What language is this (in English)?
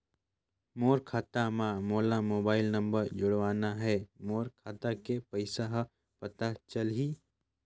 Chhattisgarhi